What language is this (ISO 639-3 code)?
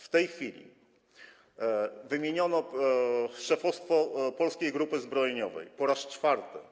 pol